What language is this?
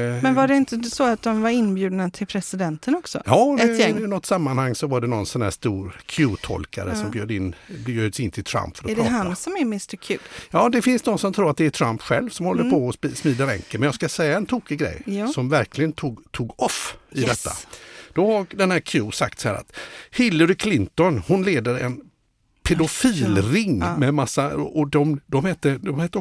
Swedish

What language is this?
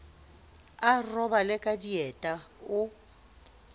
Southern Sotho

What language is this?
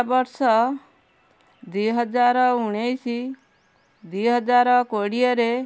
Odia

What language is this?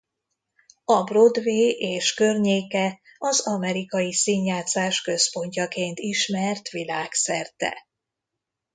Hungarian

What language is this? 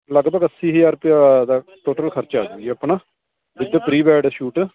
Punjabi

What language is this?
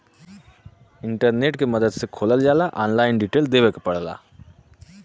Bhojpuri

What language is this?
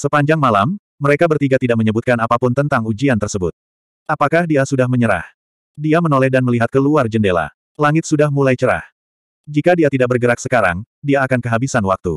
Indonesian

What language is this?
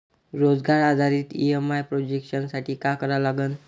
Marathi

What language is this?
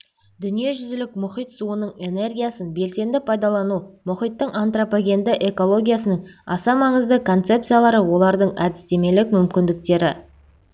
Kazakh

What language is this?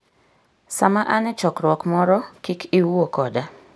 Luo (Kenya and Tanzania)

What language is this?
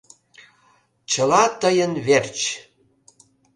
Mari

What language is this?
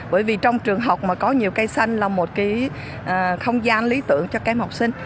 Vietnamese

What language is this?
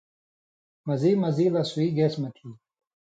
Indus Kohistani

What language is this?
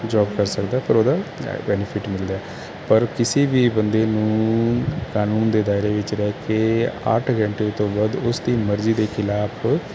Punjabi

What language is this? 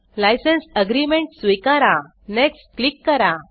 Marathi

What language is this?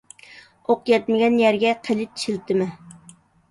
Uyghur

